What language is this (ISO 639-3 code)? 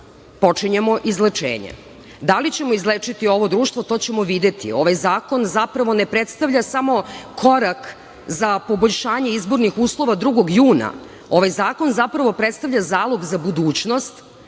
srp